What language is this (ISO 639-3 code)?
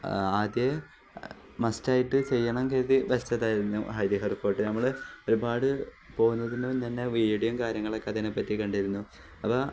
mal